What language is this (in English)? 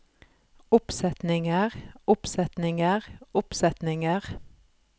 Norwegian